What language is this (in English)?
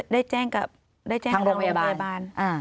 Thai